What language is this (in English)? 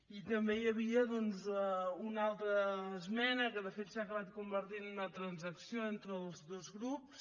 Catalan